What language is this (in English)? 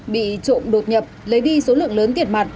Vietnamese